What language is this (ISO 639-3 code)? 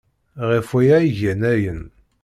kab